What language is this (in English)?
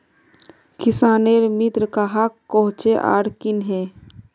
Magahi